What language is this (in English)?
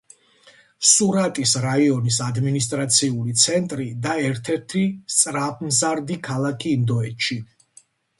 Georgian